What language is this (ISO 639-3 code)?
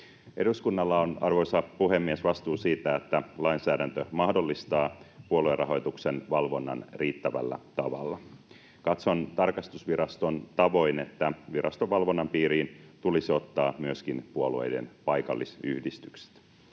fin